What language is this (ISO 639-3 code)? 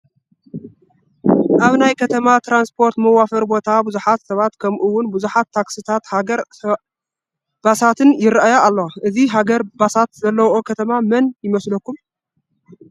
tir